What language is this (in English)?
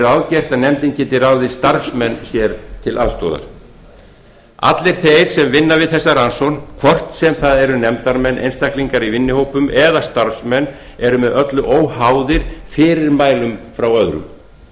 Icelandic